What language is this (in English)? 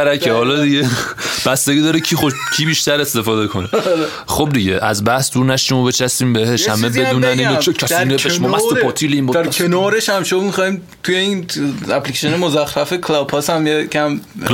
Persian